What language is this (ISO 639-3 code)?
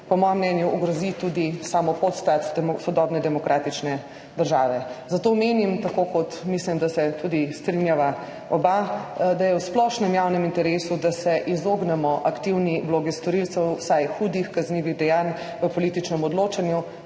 slv